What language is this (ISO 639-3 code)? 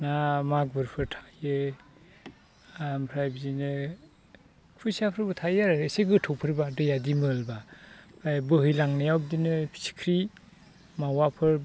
brx